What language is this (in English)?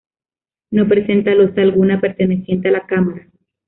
Spanish